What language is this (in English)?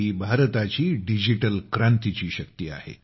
Marathi